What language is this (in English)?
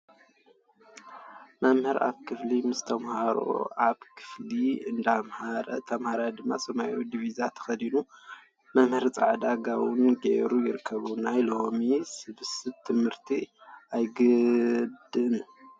Tigrinya